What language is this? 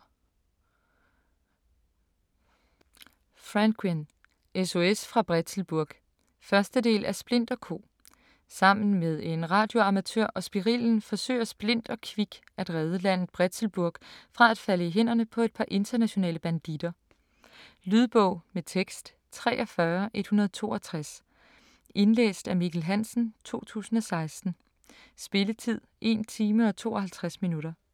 Danish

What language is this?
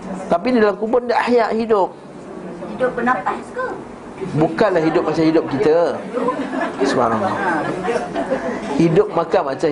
Malay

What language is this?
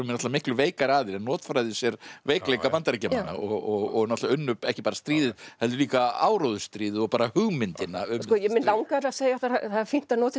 Icelandic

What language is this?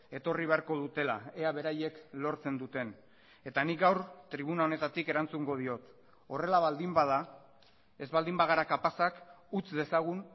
Basque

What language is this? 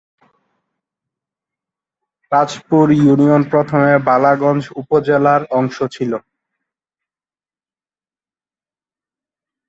Bangla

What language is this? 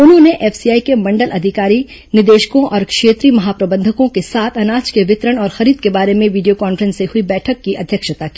Hindi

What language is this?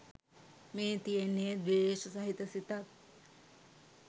Sinhala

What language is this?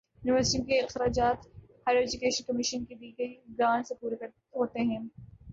Urdu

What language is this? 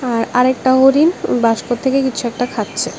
Bangla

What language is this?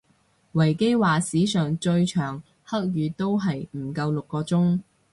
Cantonese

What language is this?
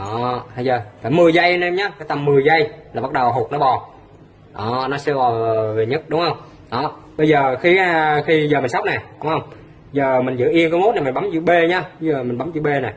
Vietnamese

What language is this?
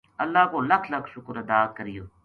Gujari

